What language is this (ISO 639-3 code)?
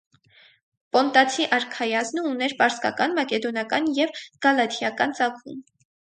hye